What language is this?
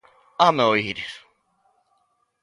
Galician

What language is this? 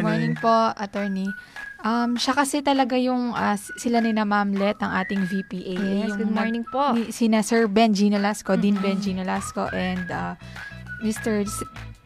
Filipino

